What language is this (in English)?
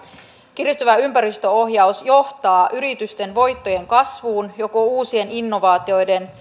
Finnish